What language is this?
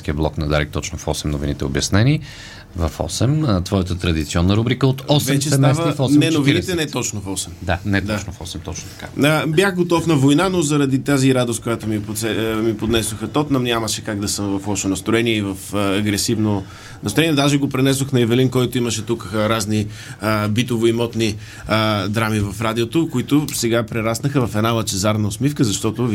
Bulgarian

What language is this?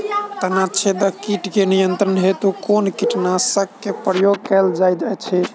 Maithili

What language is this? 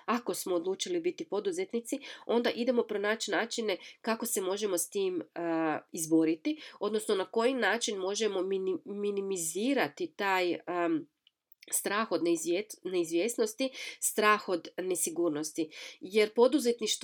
Croatian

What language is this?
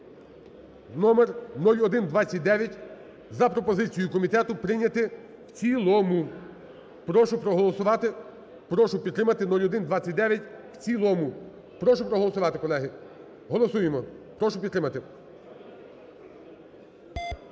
Ukrainian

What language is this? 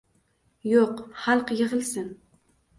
Uzbek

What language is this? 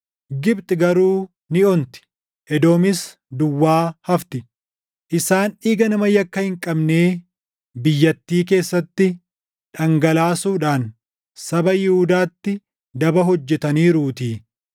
Oromo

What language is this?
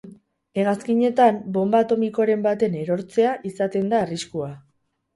Basque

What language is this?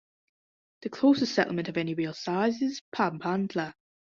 English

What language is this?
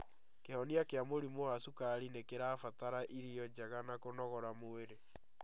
Kikuyu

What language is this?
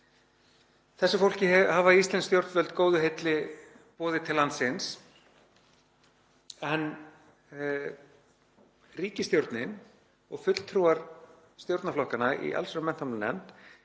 Icelandic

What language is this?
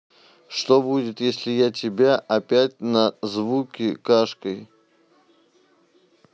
Russian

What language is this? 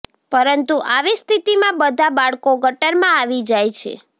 Gujarati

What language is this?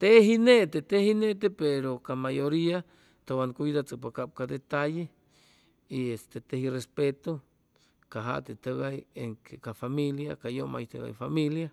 Chimalapa Zoque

